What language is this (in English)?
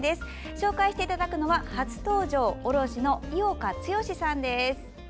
Japanese